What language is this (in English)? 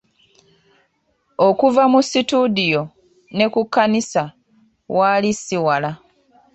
Ganda